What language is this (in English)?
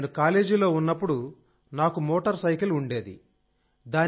Telugu